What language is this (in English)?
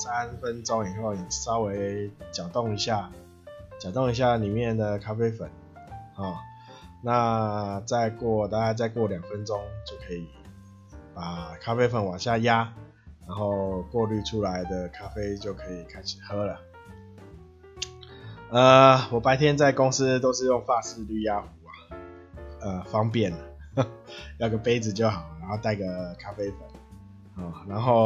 Chinese